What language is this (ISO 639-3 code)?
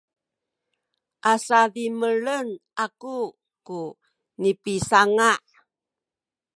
szy